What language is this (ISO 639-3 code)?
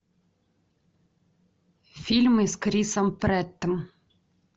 rus